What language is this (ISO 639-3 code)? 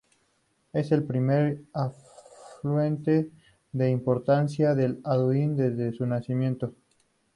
spa